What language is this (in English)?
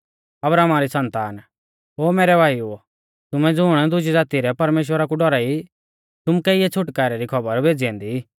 Mahasu Pahari